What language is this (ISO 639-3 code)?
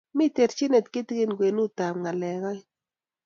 kln